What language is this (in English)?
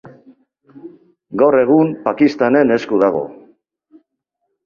Basque